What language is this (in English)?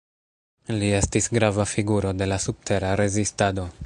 Esperanto